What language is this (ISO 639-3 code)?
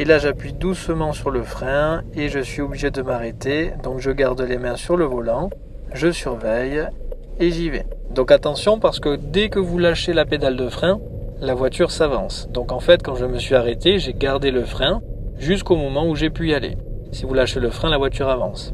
fra